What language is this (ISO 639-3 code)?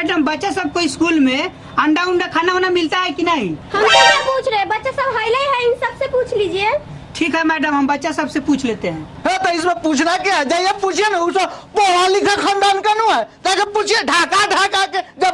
hin